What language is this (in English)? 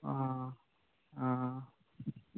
Manipuri